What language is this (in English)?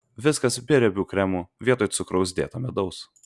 Lithuanian